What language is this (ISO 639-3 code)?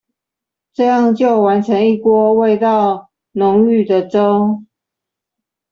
zho